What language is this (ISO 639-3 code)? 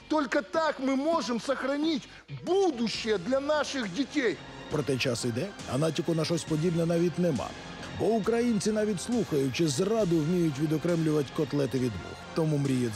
rus